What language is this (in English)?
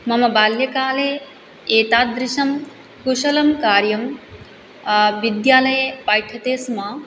Sanskrit